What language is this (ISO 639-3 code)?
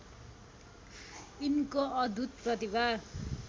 nep